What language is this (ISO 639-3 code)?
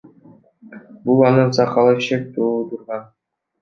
kir